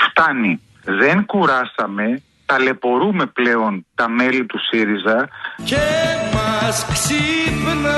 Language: Greek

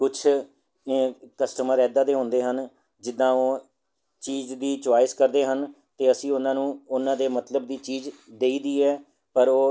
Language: Punjabi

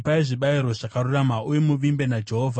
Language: Shona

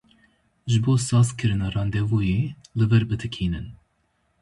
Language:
Kurdish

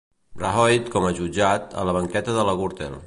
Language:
Catalan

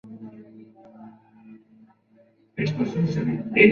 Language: Spanish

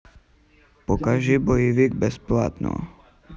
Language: Russian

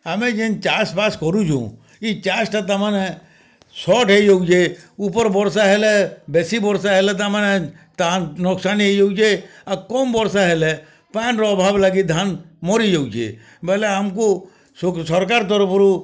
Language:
Odia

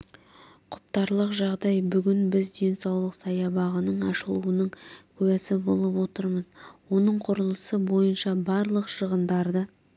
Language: Kazakh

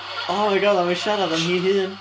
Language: Welsh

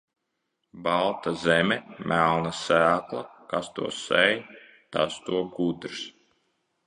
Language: Latvian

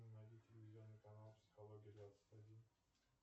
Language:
Russian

